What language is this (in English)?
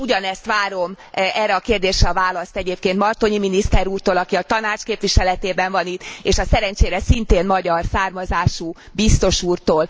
Hungarian